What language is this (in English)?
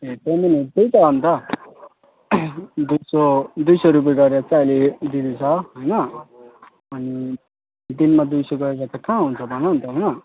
Nepali